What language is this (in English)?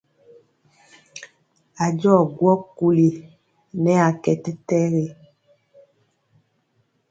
Mpiemo